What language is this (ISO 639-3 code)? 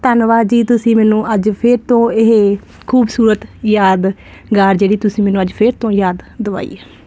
pan